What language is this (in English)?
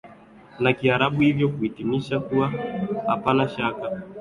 Swahili